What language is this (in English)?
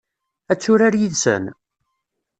Kabyle